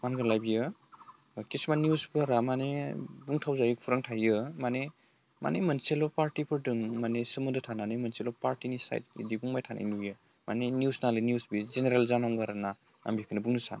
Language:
Bodo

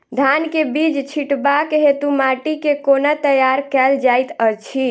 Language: Maithili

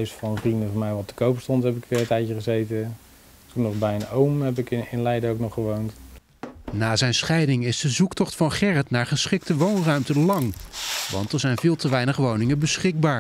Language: Dutch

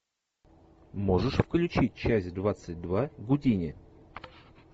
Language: Russian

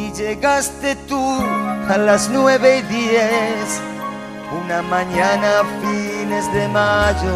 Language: Spanish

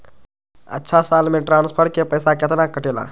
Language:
Magahi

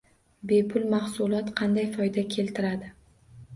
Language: Uzbek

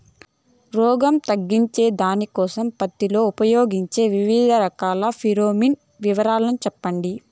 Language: Telugu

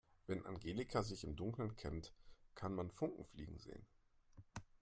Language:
German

